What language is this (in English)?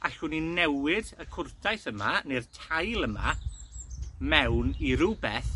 Welsh